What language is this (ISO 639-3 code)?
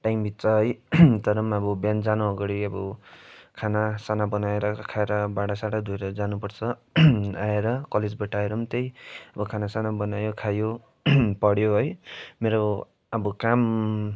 nep